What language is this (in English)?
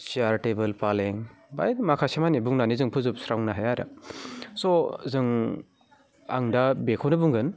Bodo